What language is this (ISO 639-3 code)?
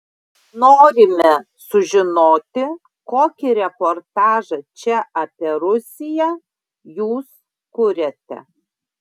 lit